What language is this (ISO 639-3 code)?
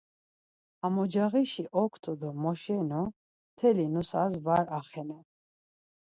lzz